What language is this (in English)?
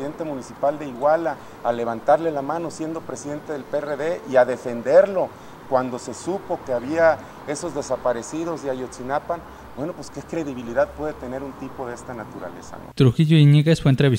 Spanish